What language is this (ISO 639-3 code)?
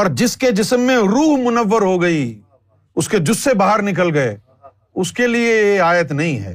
urd